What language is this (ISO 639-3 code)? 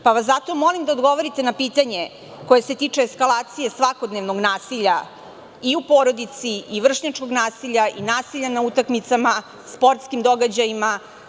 srp